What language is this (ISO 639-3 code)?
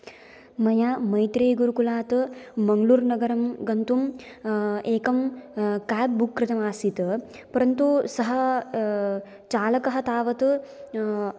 san